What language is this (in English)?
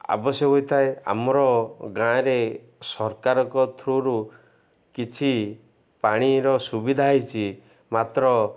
Odia